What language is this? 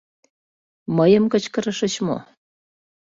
Mari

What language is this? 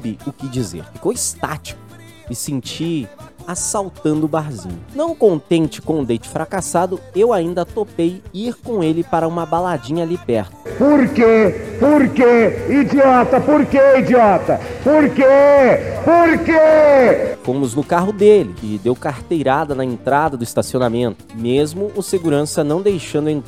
Portuguese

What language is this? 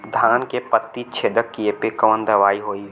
Bhojpuri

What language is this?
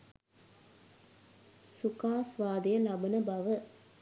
Sinhala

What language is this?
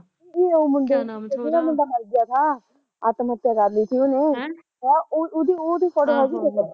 Punjabi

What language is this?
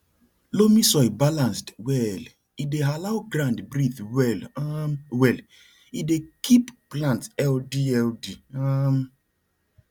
Nigerian Pidgin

